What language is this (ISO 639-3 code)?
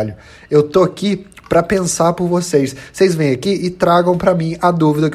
por